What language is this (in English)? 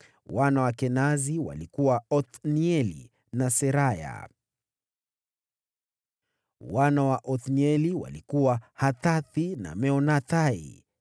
Swahili